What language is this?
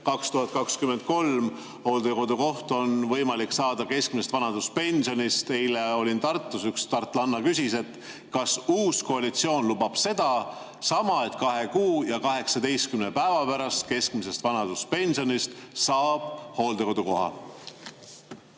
Estonian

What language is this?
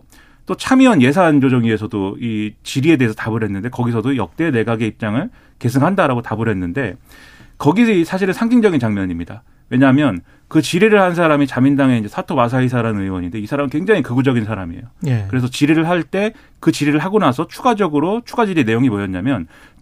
Korean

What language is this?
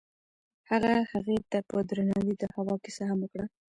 Pashto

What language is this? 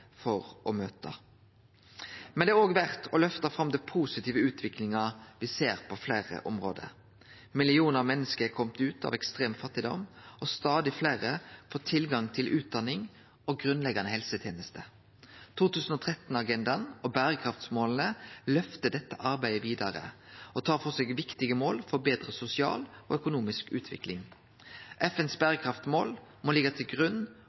Norwegian Nynorsk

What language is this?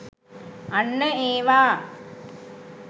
Sinhala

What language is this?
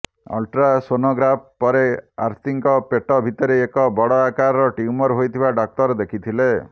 Odia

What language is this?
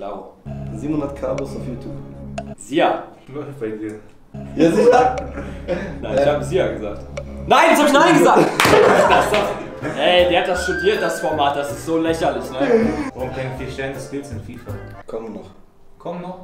German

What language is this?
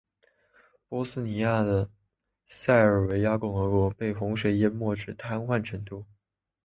Chinese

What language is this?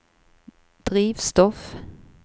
Norwegian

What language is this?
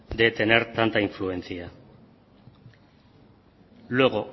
Spanish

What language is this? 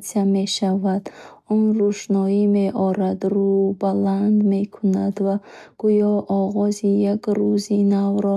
Bukharic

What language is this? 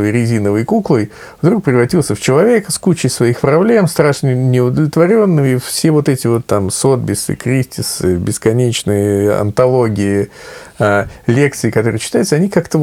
Russian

